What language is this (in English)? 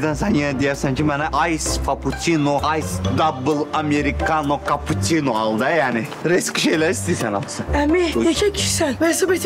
Turkish